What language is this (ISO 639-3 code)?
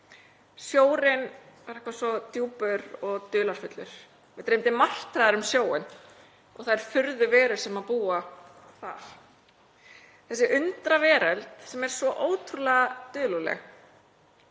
isl